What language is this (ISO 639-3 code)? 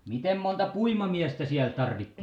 fin